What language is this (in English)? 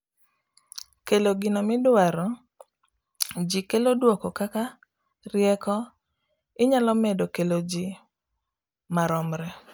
Luo (Kenya and Tanzania)